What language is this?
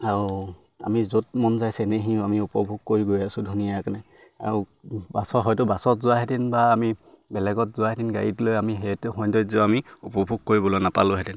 Assamese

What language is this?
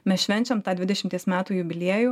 Lithuanian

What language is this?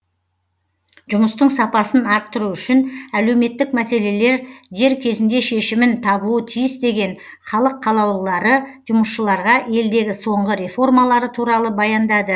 Kazakh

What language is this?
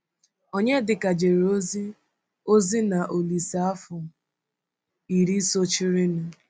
Igbo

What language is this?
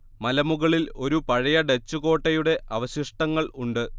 Malayalam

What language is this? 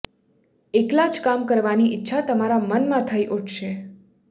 Gujarati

